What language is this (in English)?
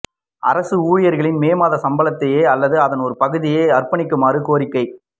Tamil